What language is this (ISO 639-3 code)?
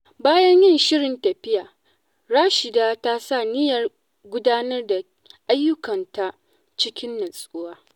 hau